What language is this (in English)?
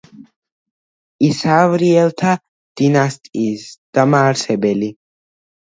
Georgian